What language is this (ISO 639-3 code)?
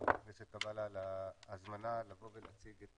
heb